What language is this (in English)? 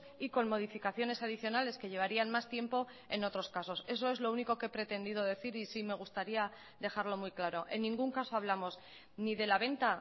Spanish